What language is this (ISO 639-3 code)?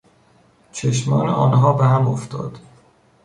fas